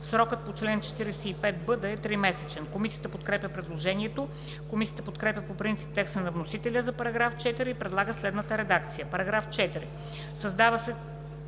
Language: Bulgarian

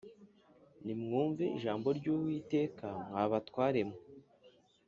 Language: Kinyarwanda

